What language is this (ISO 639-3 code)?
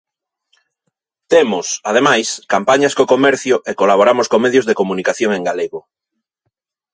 glg